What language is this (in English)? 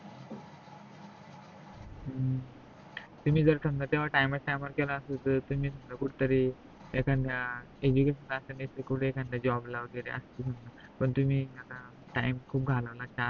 Marathi